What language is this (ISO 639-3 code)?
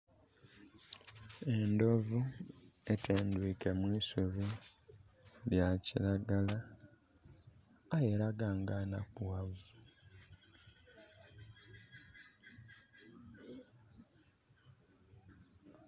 xog